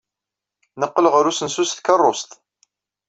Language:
Kabyle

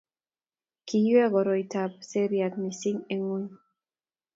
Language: Kalenjin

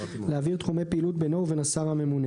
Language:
Hebrew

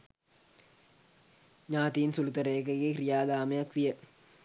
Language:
Sinhala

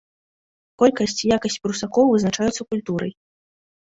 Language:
Belarusian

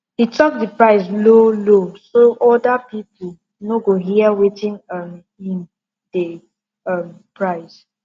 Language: Nigerian Pidgin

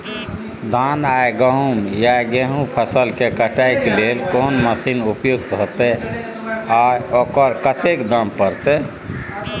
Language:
Maithili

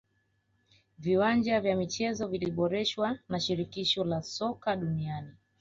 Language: Swahili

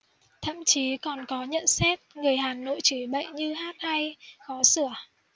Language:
Vietnamese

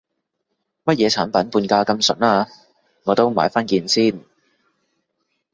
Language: Cantonese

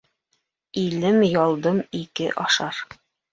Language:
Bashkir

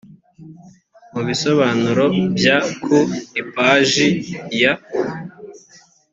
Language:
Kinyarwanda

